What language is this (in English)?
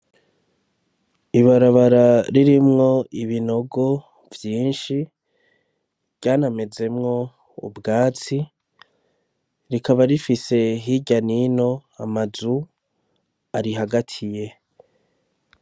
Rundi